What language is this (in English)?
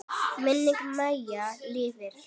Icelandic